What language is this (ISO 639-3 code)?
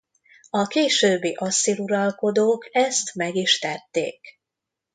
hun